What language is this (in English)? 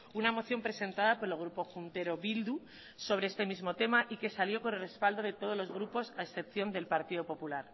Spanish